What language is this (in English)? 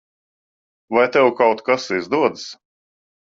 Latvian